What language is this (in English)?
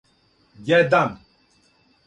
Serbian